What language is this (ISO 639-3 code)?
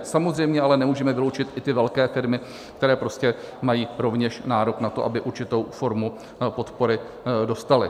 ces